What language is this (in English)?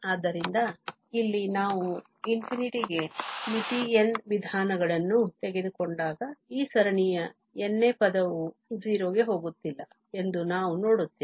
Kannada